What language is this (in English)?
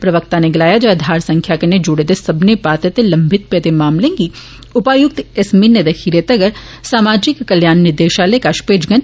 Dogri